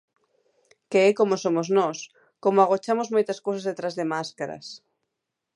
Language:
Galician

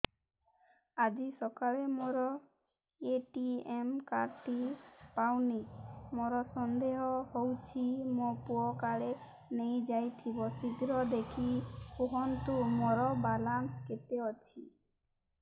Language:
Odia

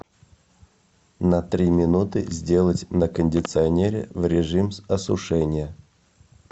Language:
Russian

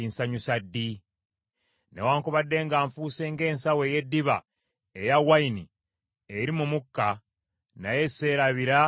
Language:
Ganda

